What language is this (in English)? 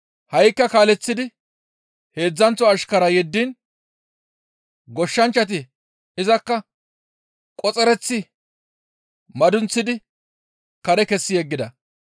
Gamo